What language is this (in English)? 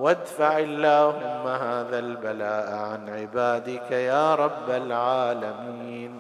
Arabic